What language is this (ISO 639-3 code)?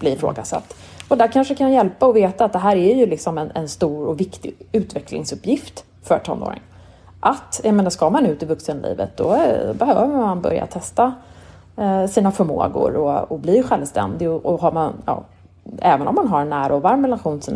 swe